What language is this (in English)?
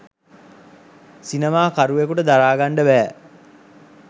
Sinhala